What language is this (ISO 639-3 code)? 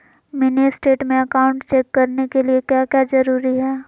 mag